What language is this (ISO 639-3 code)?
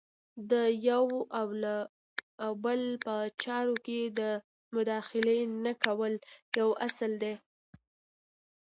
pus